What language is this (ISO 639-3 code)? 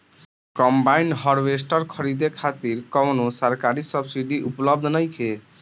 bho